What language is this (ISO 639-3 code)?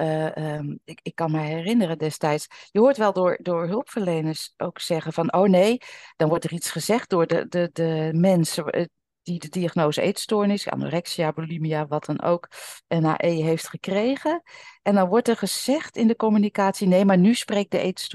nld